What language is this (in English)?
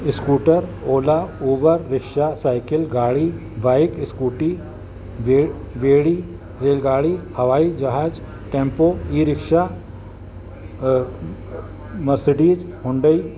Sindhi